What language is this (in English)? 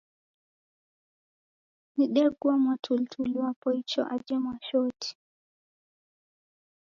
Taita